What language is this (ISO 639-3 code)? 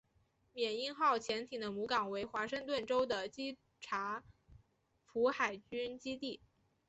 zho